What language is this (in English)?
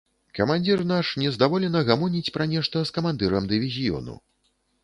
Belarusian